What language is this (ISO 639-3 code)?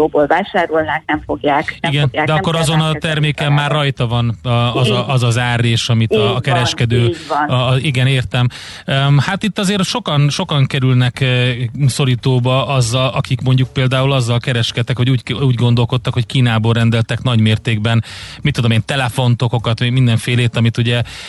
hun